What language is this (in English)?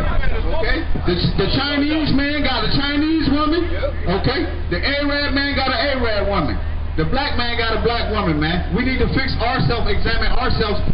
English